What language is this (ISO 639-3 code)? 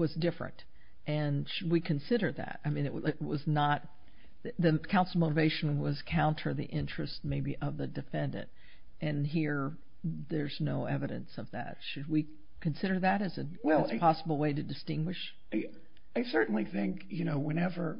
eng